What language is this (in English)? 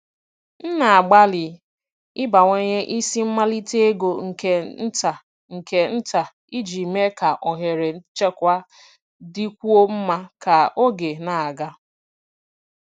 Igbo